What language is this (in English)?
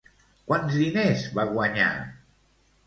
Catalan